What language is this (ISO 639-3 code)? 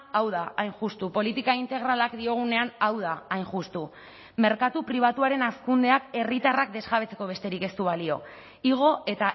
eus